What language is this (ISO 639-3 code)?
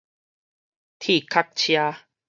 nan